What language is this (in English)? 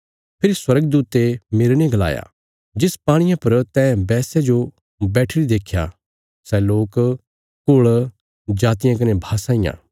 Bilaspuri